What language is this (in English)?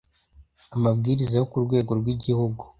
Kinyarwanda